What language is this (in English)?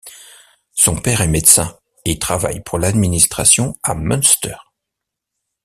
French